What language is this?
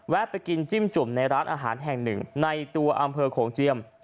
Thai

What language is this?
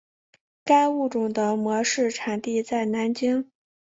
Chinese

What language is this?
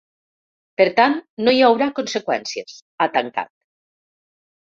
Catalan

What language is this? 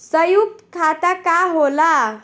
Bhojpuri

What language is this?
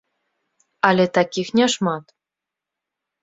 Belarusian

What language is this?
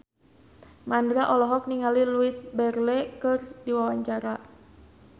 Sundanese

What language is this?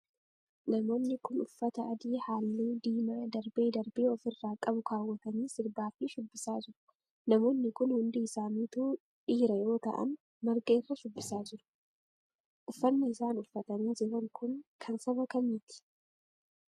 Oromo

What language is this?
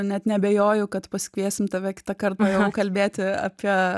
Lithuanian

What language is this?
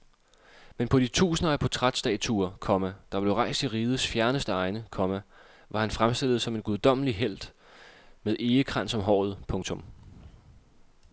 Danish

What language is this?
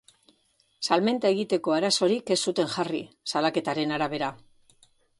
Basque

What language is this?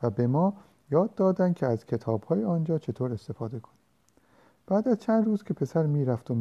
Persian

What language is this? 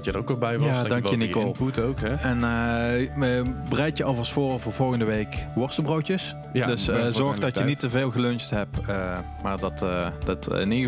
Dutch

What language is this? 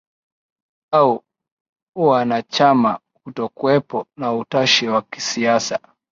Swahili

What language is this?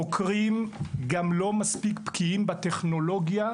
Hebrew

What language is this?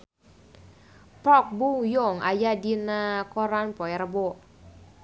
Sundanese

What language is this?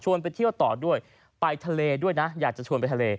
Thai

